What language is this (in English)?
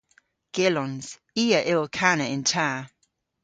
Cornish